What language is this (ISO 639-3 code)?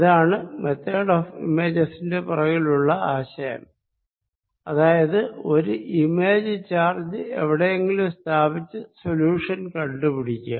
mal